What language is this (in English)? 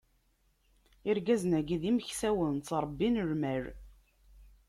Kabyle